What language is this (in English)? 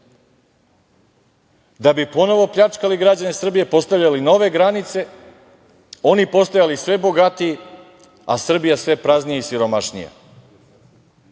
Serbian